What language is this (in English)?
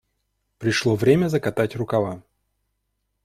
Russian